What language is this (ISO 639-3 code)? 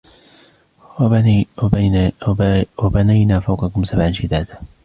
ara